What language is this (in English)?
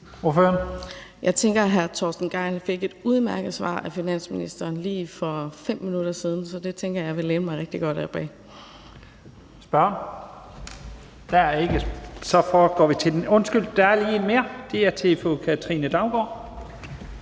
Danish